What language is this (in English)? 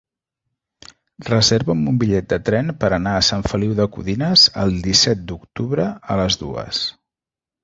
Catalan